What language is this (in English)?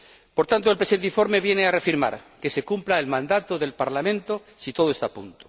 Spanish